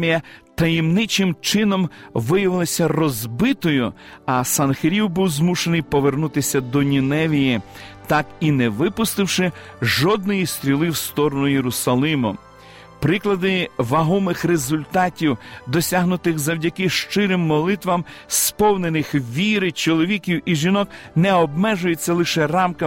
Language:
Ukrainian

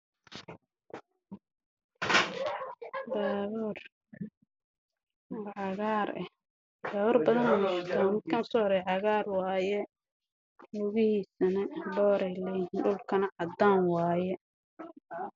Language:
Somali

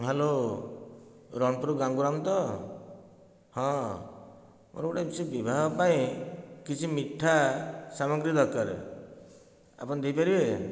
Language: Odia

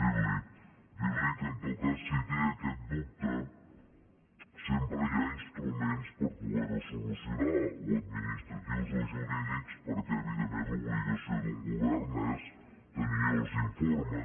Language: Catalan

